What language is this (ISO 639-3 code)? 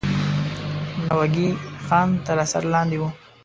pus